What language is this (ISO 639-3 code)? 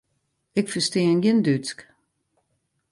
fry